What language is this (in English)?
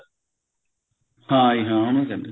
Punjabi